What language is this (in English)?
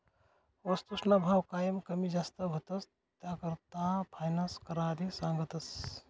Marathi